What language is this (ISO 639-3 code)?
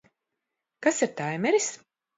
lav